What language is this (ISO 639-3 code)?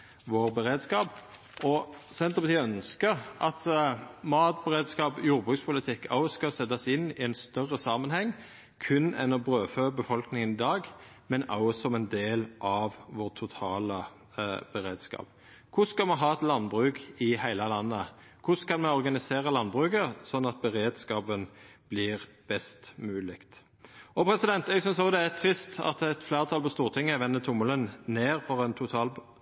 nno